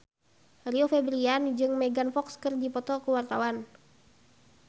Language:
Sundanese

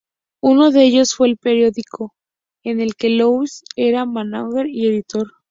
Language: Spanish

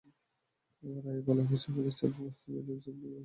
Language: Bangla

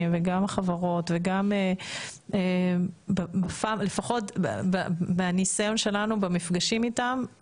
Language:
Hebrew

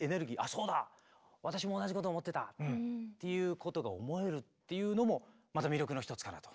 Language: Japanese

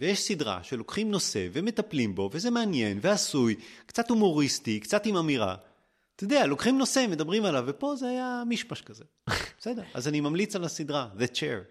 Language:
Hebrew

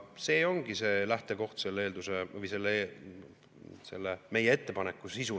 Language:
Estonian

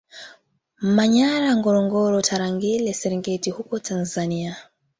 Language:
Swahili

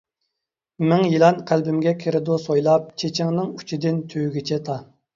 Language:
Uyghur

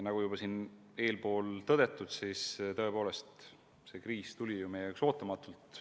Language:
Estonian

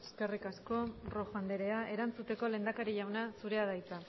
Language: Basque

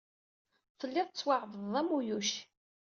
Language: Kabyle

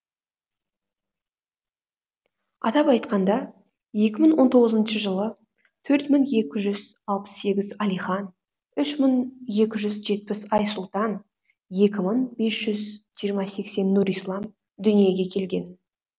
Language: Kazakh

